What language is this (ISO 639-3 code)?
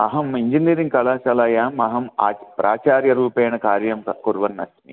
san